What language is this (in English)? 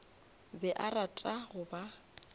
Northern Sotho